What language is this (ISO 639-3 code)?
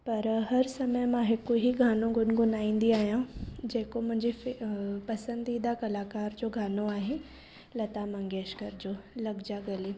snd